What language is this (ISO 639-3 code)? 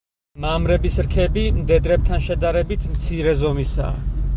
kat